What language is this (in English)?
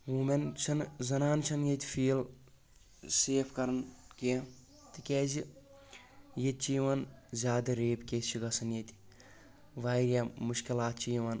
Kashmiri